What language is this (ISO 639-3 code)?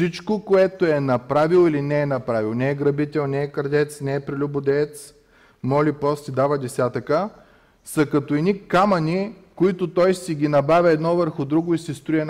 bul